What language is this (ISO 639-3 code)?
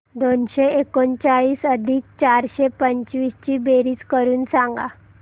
mar